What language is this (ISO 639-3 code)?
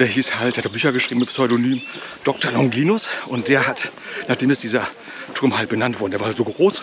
deu